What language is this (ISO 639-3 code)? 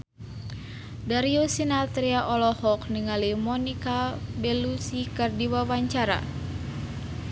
sun